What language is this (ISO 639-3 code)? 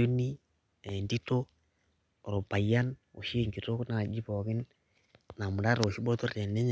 mas